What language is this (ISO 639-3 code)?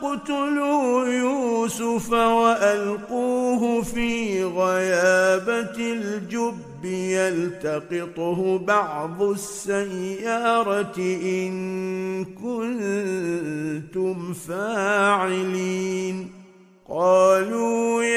ara